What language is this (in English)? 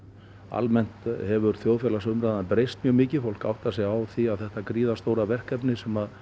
Icelandic